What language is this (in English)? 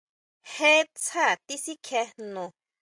Huautla Mazatec